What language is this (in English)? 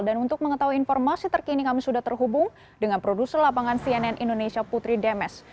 Indonesian